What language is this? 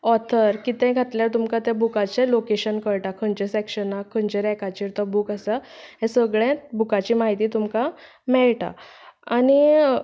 Konkani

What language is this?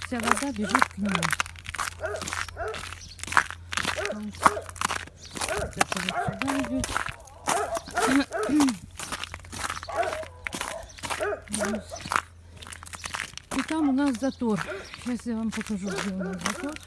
Russian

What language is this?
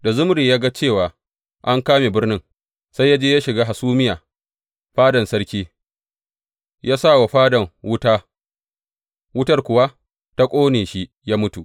Hausa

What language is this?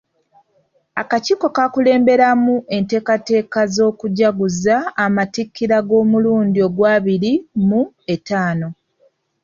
Ganda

